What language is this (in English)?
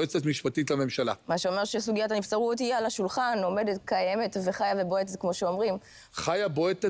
Hebrew